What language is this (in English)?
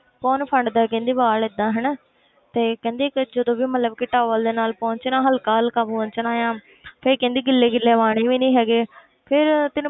Punjabi